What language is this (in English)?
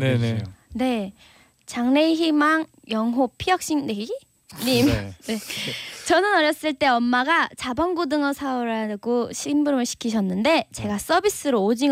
Korean